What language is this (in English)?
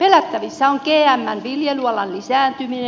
Finnish